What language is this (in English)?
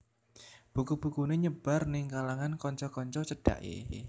Javanese